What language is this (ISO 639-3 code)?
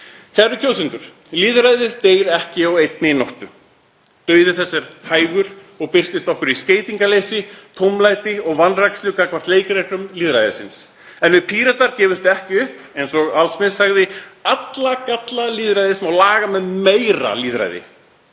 isl